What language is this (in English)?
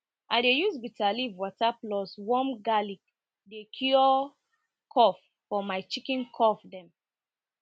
Nigerian Pidgin